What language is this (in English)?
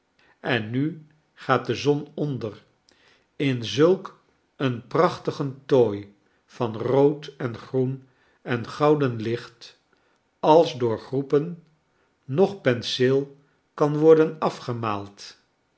Dutch